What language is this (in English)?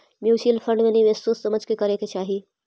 Magahi